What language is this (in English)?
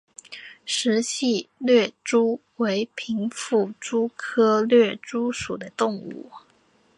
Chinese